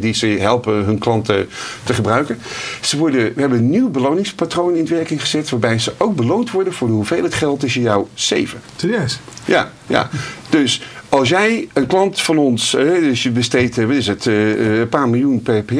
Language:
Dutch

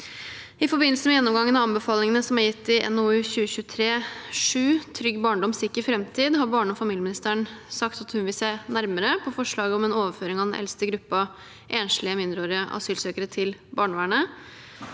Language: Norwegian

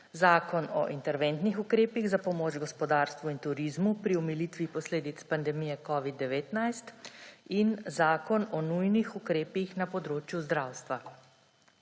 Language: Slovenian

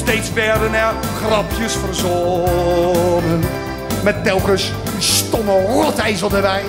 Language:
Dutch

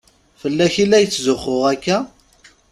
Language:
Kabyle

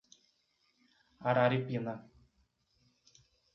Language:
Portuguese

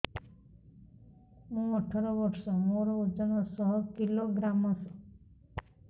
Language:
Odia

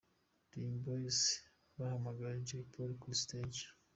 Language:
Kinyarwanda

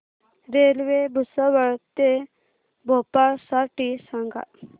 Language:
Marathi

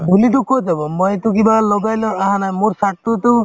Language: Assamese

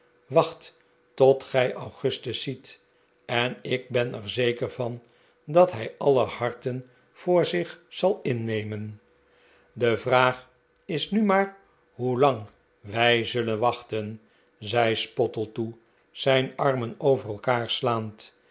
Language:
Dutch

